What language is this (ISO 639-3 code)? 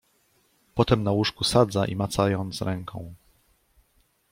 pol